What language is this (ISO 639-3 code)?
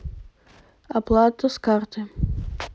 rus